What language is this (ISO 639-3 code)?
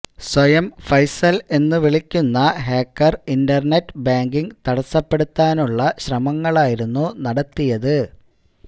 mal